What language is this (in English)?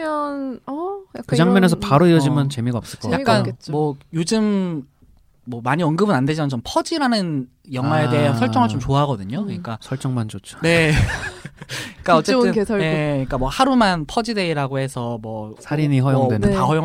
Korean